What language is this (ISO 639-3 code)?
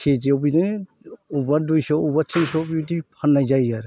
brx